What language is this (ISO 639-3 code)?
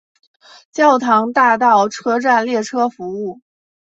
zho